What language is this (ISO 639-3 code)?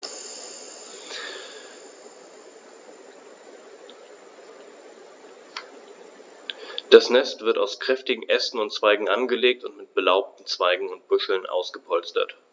deu